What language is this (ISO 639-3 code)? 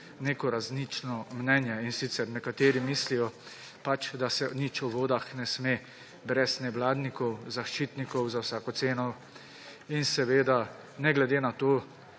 slv